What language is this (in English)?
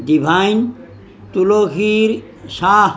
Assamese